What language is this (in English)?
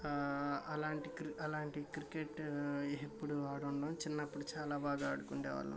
Telugu